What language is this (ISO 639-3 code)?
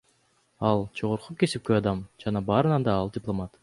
kir